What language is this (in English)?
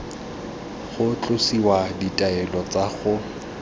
Tswana